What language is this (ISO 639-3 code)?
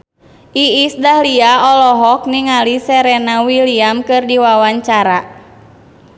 sun